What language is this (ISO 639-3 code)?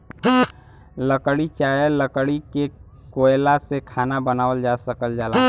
bho